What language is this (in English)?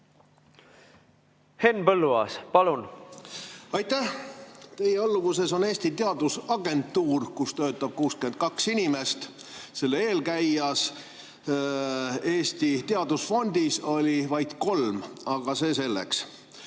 Estonian